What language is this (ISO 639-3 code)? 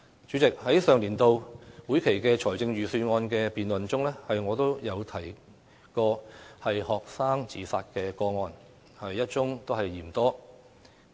yue